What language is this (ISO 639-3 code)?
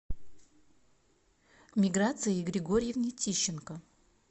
rus